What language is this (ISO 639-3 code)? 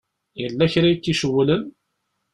kab